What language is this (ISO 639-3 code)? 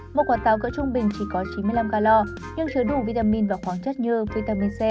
vie